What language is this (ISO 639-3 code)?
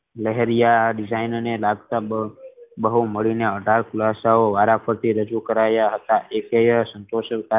guj